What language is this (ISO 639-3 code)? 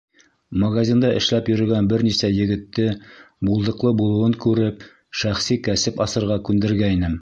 bak